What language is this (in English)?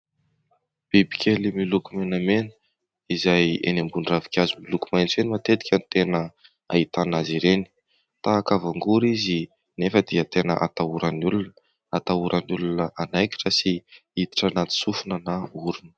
Malagasy